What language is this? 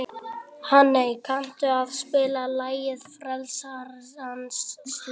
Icelandic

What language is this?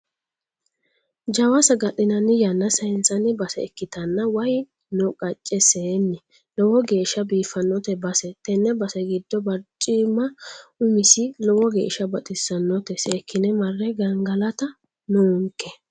Sidamo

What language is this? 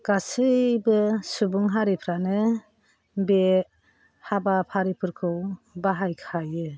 Bodo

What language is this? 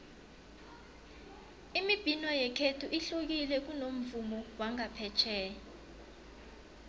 South Ndebele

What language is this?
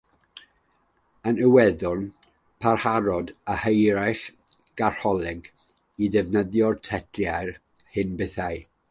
Welsh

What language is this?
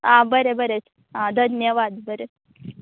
Konkani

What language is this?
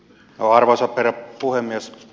Finnish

